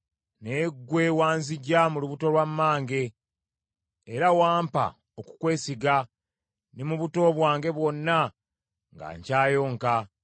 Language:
Ganda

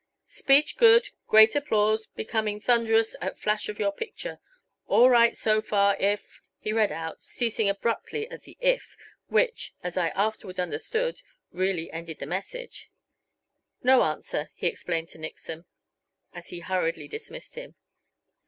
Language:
English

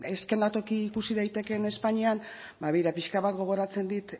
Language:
Basque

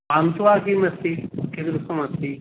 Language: Sanskrit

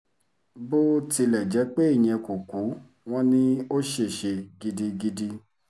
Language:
Yoruba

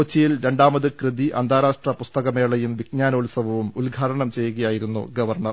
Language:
Malayalam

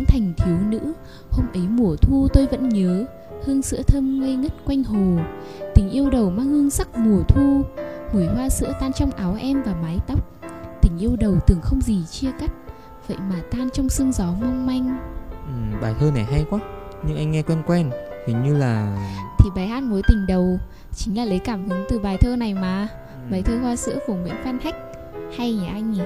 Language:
Vietnamese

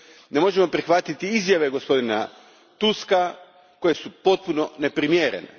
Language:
Croatian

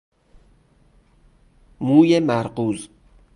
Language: Persian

